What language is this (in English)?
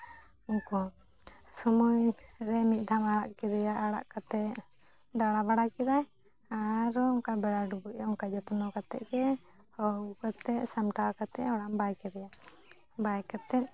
Santali